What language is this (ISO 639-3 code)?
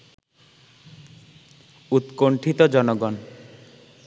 ben